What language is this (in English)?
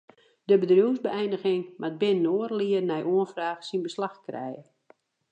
Western Frisian